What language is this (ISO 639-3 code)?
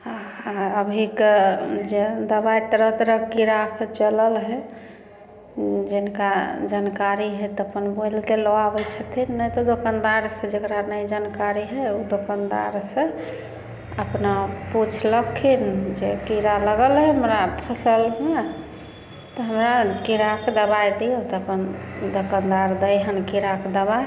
mai